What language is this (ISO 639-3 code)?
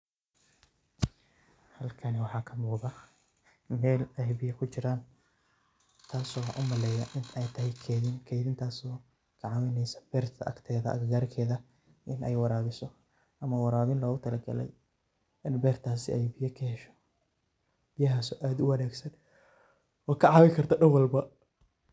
som